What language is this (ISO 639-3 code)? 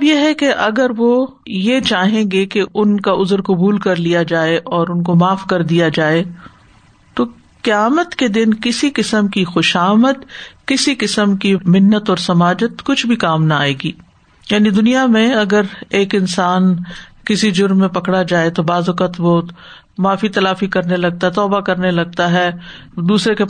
urd